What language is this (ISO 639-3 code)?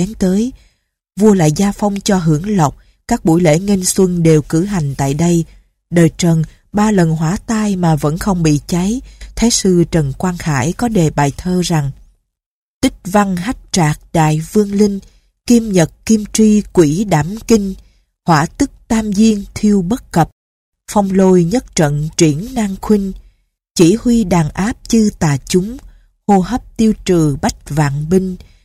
vie